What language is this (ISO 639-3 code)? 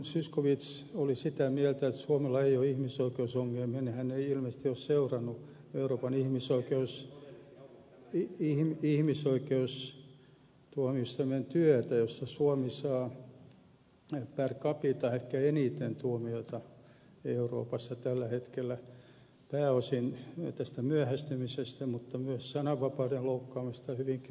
fin